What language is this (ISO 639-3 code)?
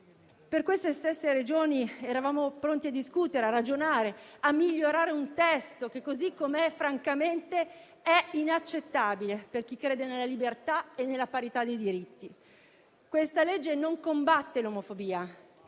ita